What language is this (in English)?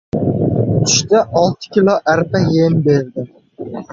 Uzbek